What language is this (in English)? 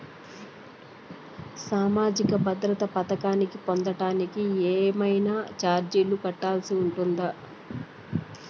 Telugu